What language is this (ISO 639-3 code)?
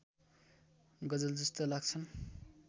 nep